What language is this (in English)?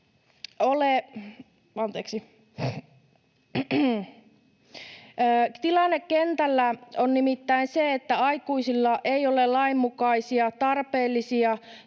Finnish